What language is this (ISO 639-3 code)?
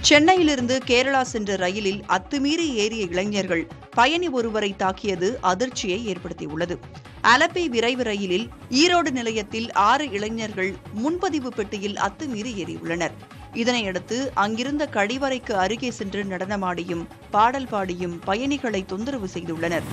tam